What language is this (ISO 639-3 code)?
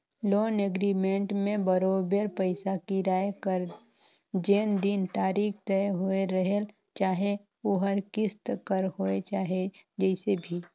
hne